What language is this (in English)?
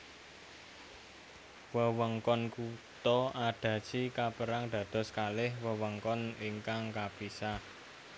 Javanese